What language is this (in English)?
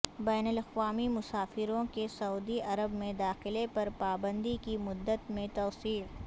Urdu